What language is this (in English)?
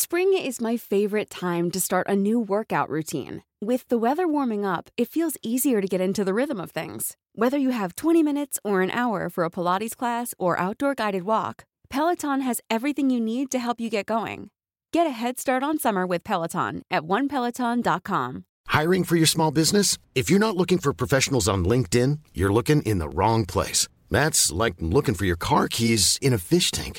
Filipino